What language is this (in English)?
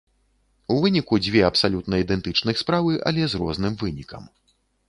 Belarusian